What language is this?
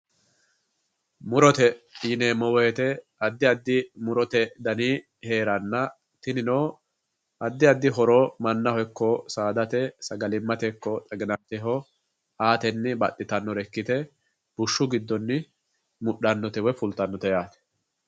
Sidamo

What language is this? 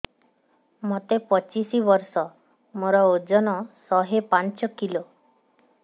Odia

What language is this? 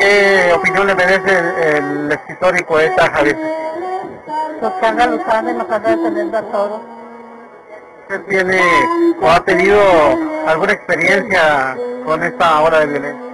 Spanish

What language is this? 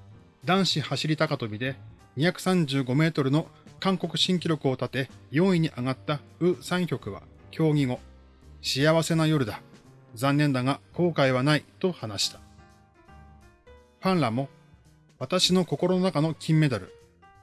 Japanese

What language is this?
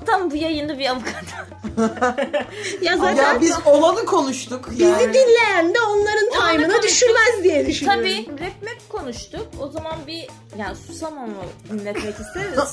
Turkish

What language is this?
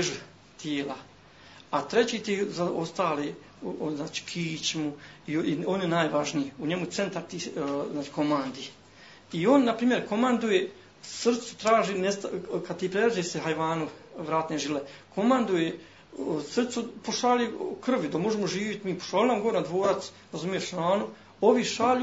Croatian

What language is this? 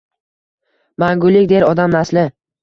Uzbek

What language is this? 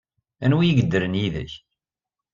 Kabyle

